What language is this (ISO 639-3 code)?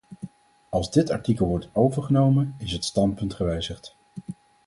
nld